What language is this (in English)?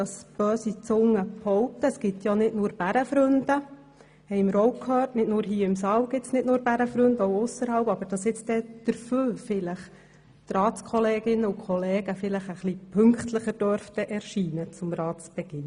Swiss German